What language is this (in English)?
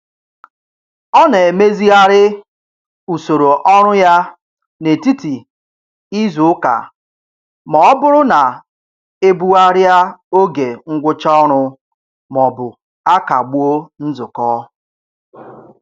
Igbo